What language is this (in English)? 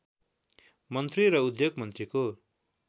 Nepali